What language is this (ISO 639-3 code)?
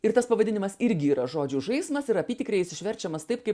lit